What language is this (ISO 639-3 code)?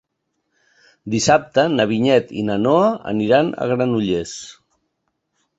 cat